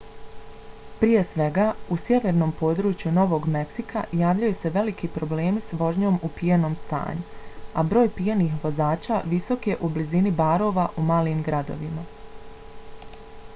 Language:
Bosnian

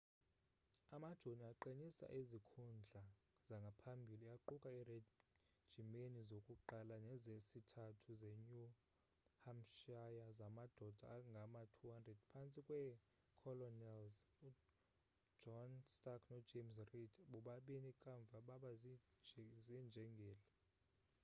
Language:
Xhosa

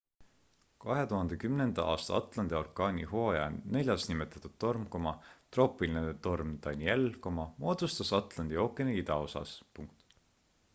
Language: Estonian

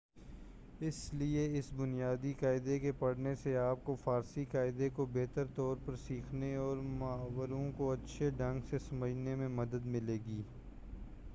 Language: Urdu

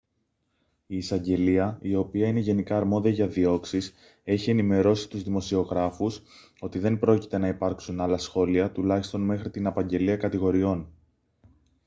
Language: Greek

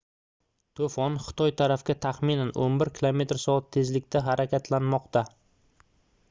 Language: Uzbek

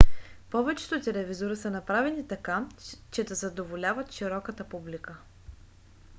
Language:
Bulgarian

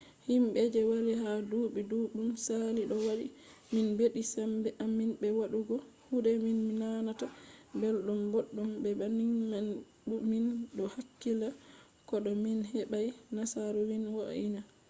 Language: Fula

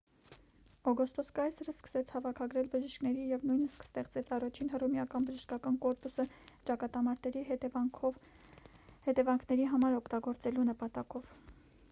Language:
Armenian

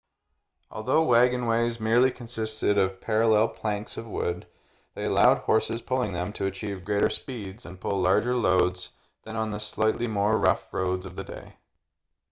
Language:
English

